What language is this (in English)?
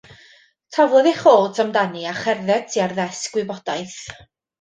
Welsh